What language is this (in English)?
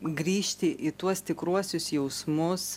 Lithuanian